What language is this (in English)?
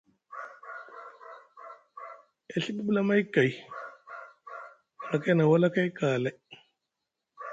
Musgu